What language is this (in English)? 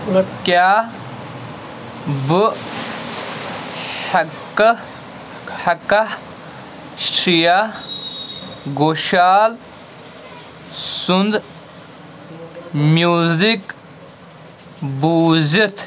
Kashmiri